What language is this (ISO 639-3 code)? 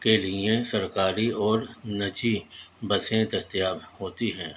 urd